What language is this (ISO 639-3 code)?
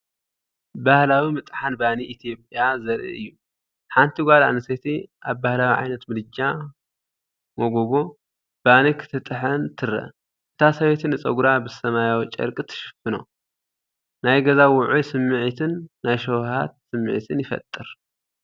tir